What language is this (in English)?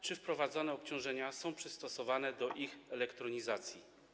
Polish